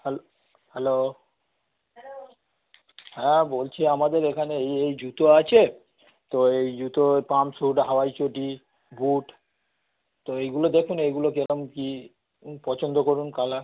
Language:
Bangla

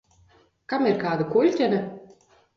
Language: Latvian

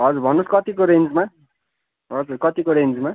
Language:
Nepali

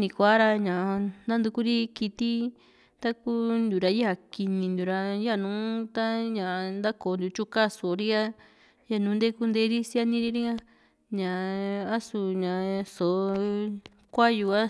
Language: Juxtlahuaca Mixtec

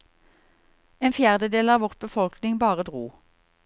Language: Norwegian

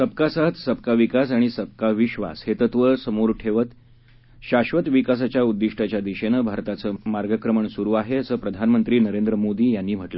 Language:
Marathi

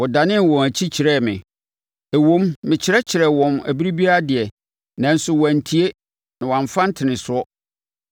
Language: Akan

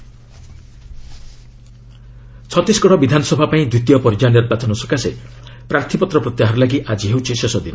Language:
Odia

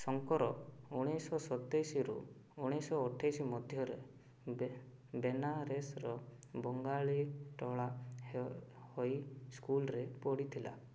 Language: Odia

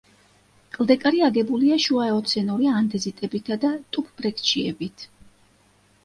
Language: Georgian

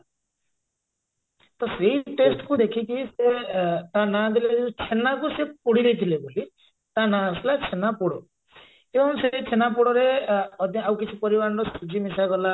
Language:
Odia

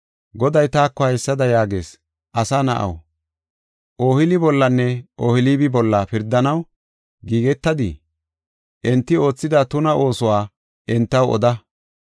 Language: Gofa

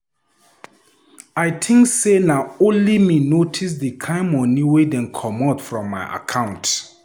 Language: Nigerian Pidgin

